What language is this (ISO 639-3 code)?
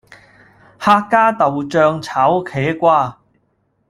yue